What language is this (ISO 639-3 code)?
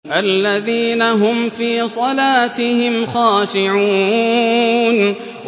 ara